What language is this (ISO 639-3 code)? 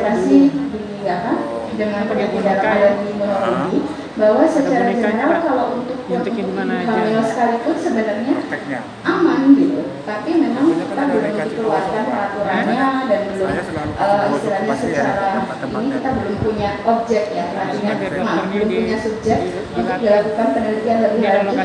ind